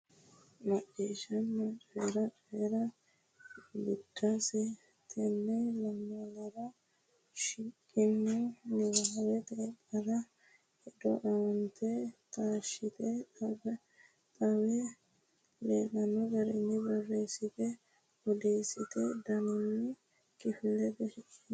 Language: Sidamo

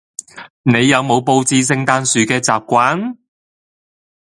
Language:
Cantonese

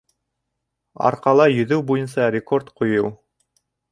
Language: Bashkir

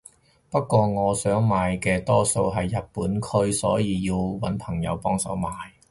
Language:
Cantonese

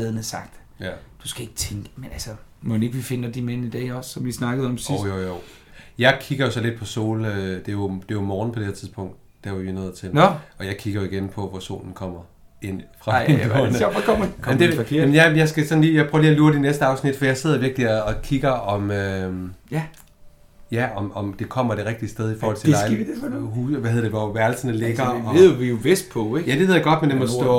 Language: Danish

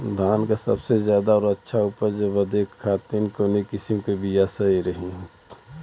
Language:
Bhojpuri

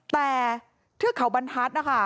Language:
Thai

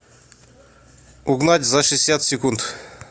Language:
Russian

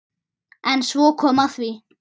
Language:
Icelandic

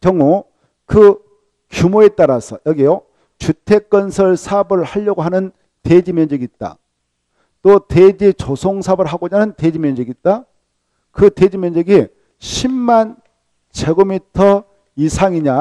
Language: Korean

